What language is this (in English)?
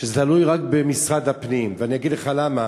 Hebrew